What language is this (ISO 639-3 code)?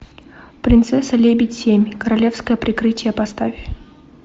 rus